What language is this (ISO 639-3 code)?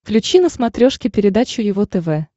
rus